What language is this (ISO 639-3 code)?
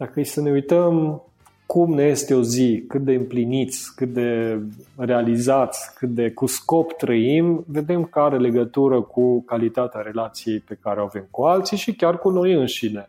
ron